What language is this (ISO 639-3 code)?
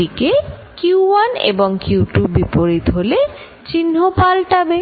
ben